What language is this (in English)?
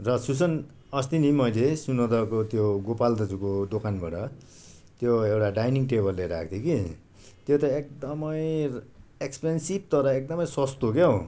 Nepali